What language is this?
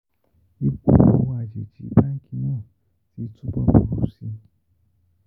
Yoruba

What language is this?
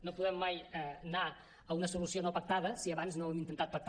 Catalan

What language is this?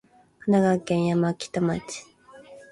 Japanese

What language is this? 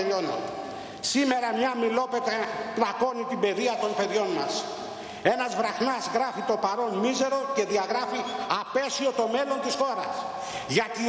Greek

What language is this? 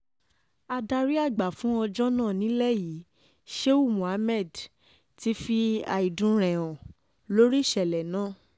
Yoruba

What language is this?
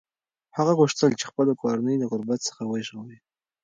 Pashto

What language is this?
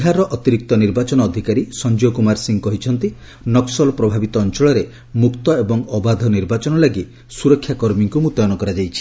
Odia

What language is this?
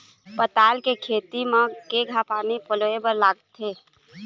Chhattisgarhi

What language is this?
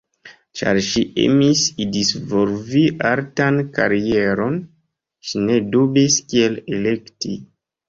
Esperanto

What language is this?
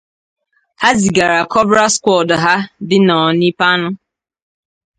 Igbo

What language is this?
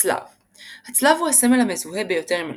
Hebrew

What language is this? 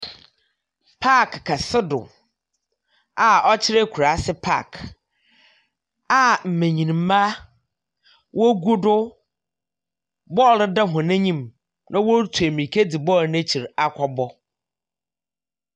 Akan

